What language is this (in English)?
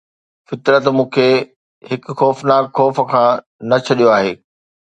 Sindhi